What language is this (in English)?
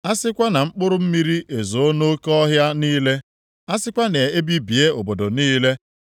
Igbo